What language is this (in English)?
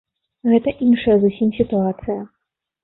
Belarusian